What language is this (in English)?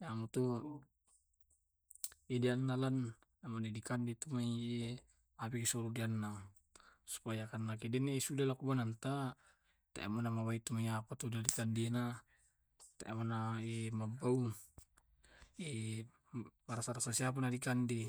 Tae'